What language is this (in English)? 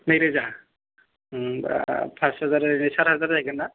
Bodo